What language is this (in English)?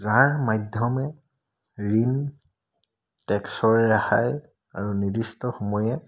Assamese